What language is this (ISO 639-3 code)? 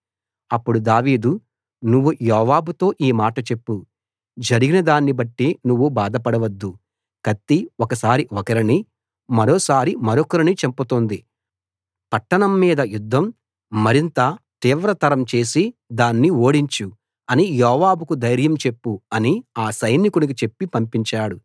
tel